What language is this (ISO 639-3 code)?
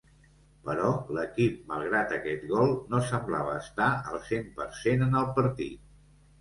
cat